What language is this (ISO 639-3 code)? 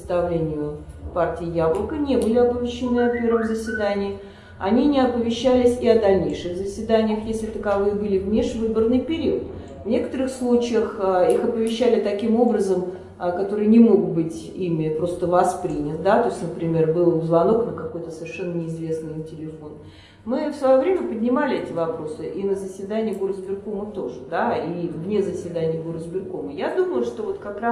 rus